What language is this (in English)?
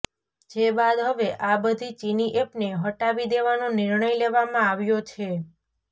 Gujarati